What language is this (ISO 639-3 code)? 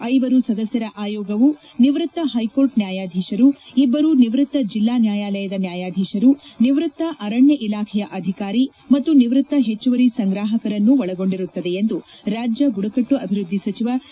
kan